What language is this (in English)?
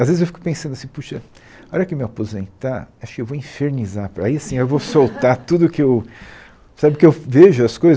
Portuguese